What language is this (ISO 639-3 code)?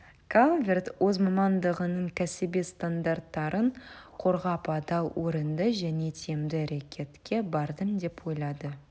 kaz